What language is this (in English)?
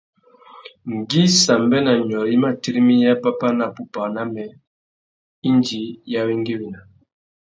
Tuki